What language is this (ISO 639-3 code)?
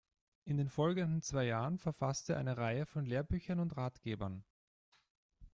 deu